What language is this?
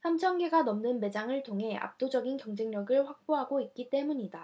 Korean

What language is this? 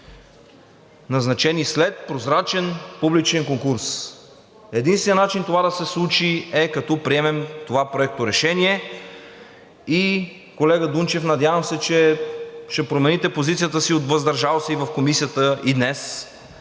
Bulgarian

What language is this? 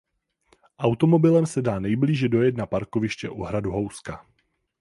Czech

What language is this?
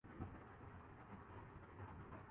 Urdu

